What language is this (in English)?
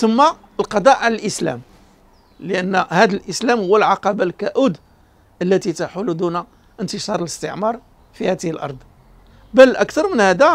Arabic